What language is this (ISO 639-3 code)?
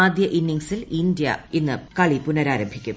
mal